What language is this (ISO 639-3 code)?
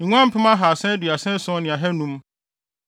aka